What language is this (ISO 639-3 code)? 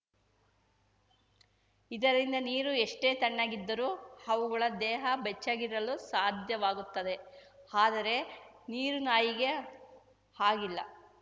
kan